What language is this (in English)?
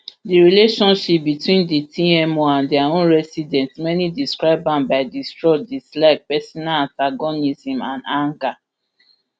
Nigerian Pidgin